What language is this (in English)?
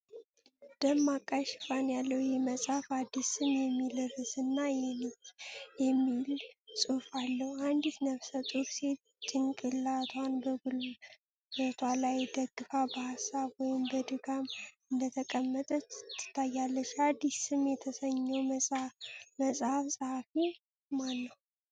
Amharic